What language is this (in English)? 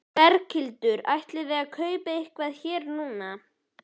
Icelandic